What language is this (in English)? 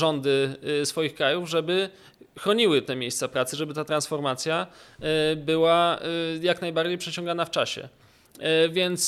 Polish